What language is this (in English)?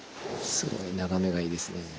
Japanese